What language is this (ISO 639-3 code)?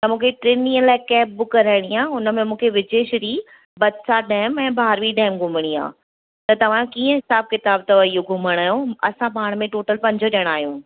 snd